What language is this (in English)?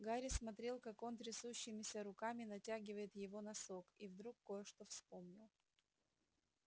Russian